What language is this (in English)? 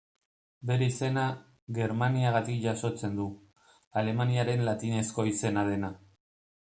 Basque